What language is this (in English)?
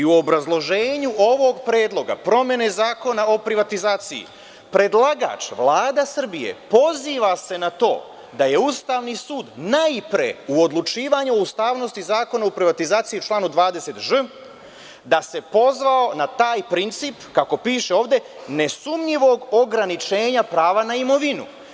Serbian